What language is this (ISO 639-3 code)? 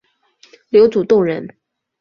zho